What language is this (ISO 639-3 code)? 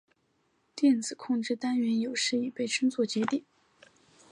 zho